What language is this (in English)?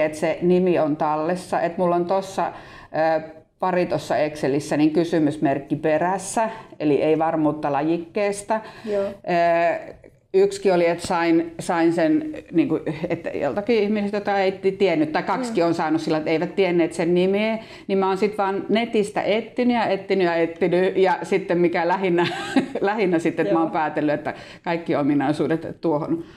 Finnish